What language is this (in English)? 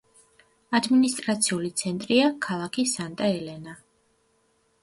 Georgian